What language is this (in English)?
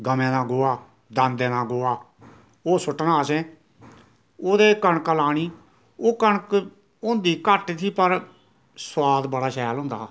Dogri